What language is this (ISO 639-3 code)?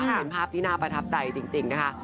tha